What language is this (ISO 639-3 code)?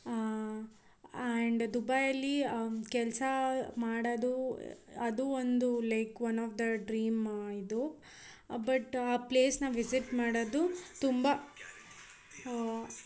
kan